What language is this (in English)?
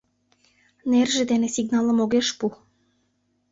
Mari